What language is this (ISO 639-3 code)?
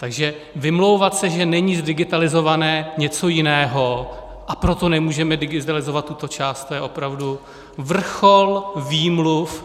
ces